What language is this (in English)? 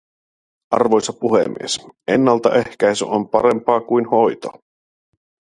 Finnish